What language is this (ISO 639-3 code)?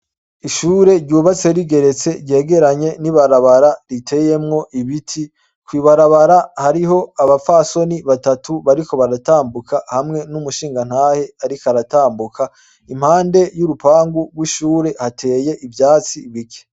run